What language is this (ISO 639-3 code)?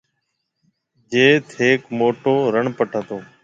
mve